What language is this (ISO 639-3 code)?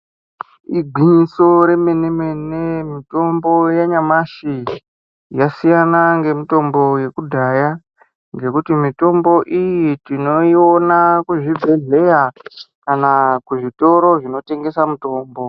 ndc